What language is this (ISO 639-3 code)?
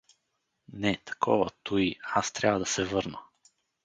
bul